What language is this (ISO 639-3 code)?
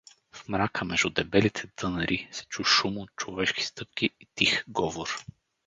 bul